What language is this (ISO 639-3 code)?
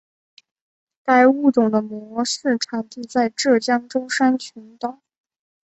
zho